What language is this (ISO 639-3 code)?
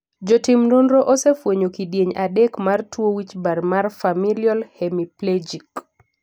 luo